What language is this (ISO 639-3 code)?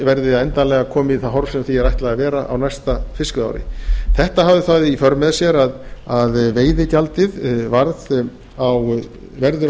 isl